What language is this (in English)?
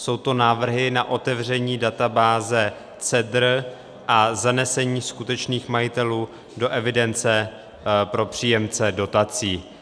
Czech